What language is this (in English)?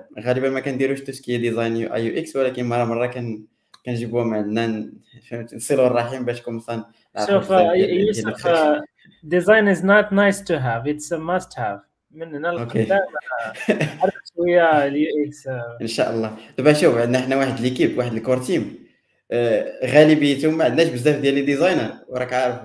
Arabic